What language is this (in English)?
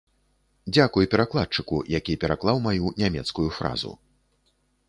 Belarusian